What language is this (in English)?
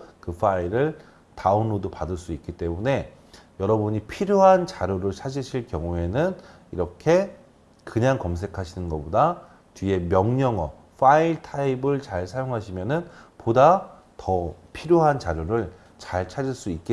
Korean